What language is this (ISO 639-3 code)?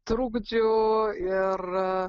lit